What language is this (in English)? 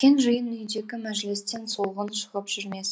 Kazakh